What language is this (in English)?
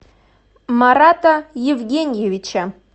Russian